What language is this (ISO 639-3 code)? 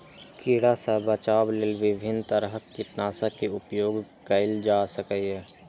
mai